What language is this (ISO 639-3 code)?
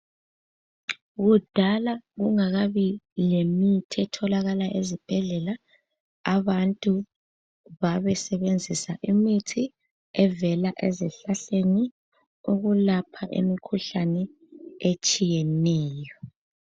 nde